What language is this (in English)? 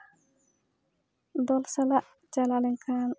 Santali